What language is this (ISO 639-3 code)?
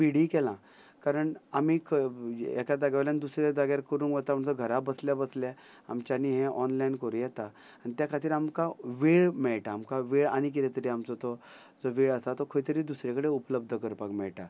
kok